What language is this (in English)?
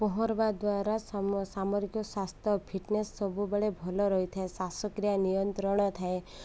Odia